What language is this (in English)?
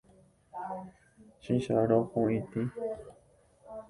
Guarani